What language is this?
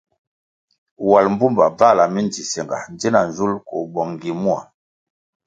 Kwasio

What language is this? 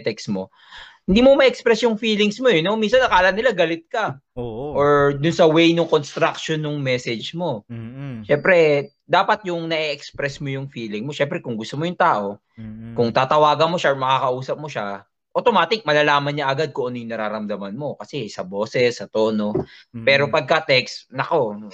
Filipino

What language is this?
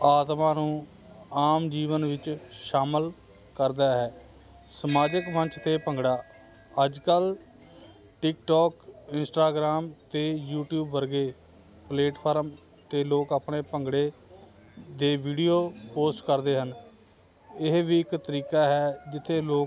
Punjabi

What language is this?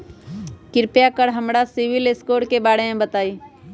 Magahi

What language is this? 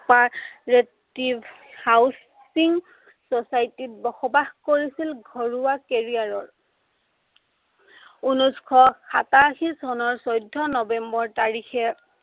Assamese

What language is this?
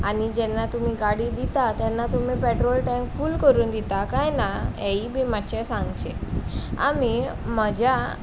Konkani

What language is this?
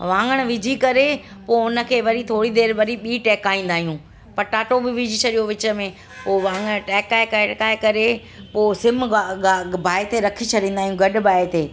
Sindhi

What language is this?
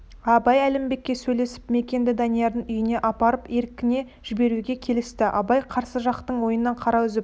Kazakh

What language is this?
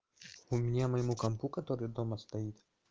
Russian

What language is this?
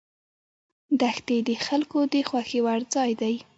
Pashto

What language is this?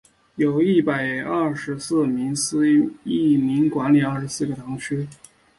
Chinese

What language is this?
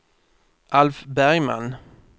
Swedish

